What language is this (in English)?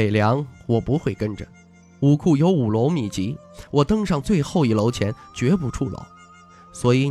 Chinese